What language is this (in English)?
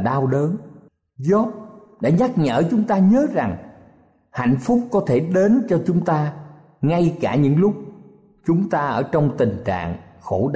Vietnamese